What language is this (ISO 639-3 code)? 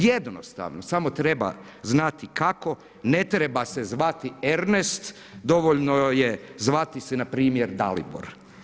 hrv